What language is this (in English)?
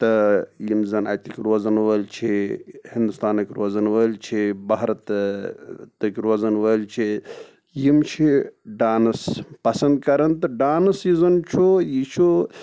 Kashmiri